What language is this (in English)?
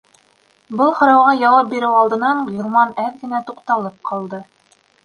Bashkir